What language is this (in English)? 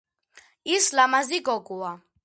Georgian